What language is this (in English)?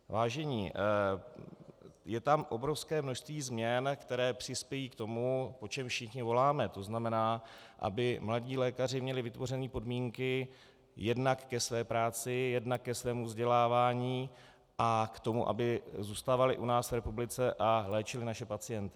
Czech